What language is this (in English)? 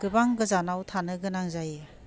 Bodo